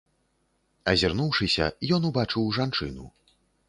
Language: Belarusian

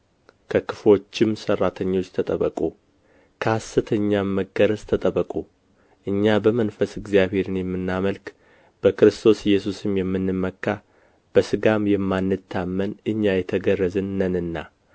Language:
Amharic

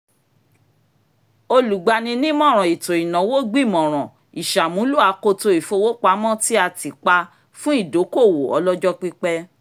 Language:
Yoruba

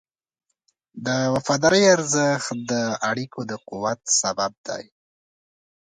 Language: Pashto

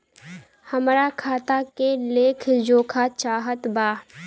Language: Bhojpuri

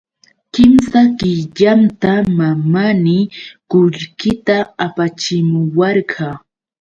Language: Yauyos Quechua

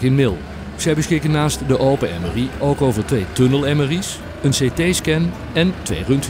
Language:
Dutch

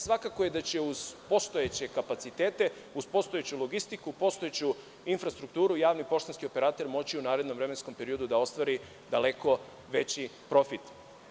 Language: Serbian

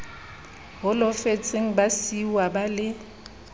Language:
Southern Sotho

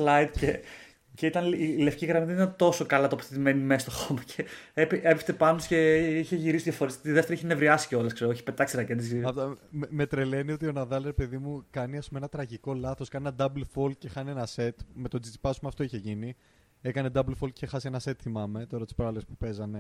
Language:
Greek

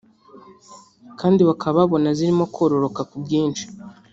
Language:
Kinyarwanda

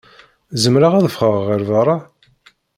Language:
Kabyle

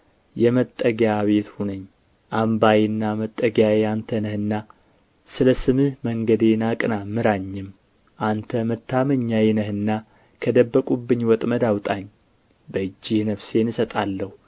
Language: Amharic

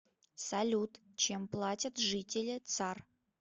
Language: Russian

